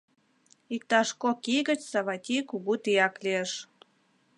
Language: Mari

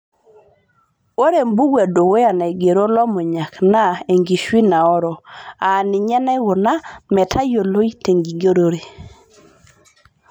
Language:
Masai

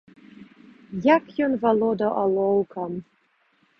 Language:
Belarusian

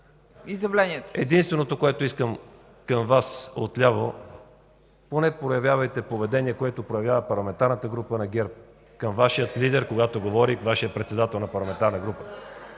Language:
Bulgarian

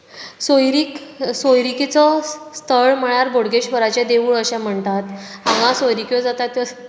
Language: Konkani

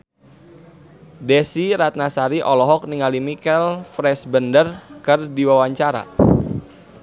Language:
Sundanese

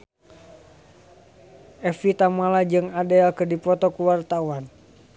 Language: Sundanese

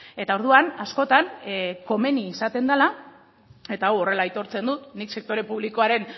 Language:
Basque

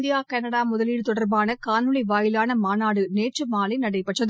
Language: Tamil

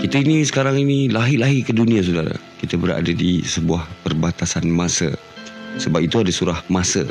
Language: Malay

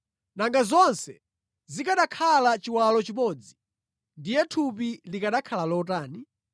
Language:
Nyanja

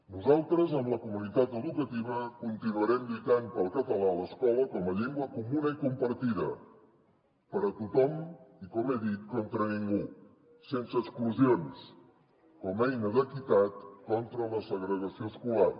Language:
Catalan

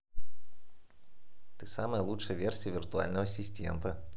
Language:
Russian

